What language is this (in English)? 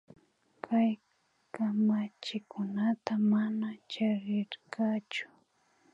Imbabura Highland Quichua